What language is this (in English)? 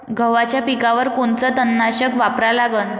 Marathi